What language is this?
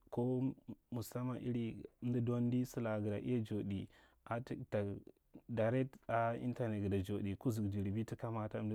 Marghi Central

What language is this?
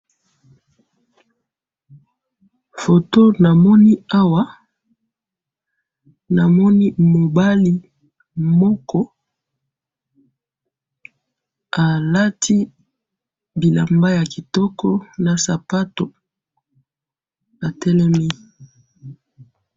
Lingala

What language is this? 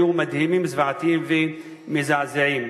Hebrew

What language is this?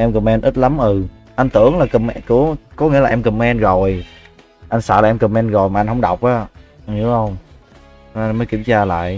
Vietnamese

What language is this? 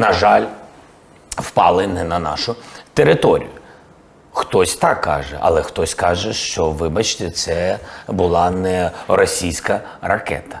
Ukrainian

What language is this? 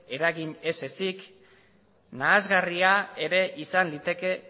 Basque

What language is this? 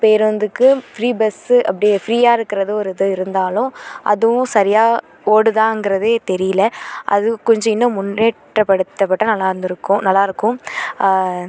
Tamil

